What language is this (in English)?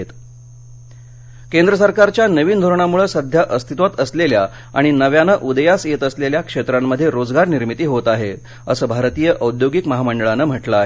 Marathi